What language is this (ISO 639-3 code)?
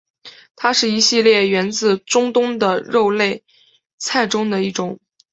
zho